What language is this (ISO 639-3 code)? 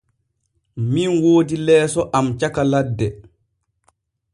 fue